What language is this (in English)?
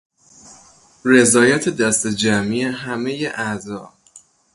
Persian